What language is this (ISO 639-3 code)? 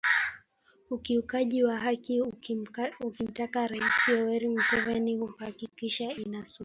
swa